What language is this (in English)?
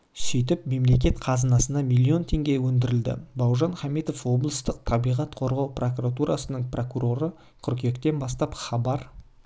Kazakh